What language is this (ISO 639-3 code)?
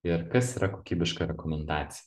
lit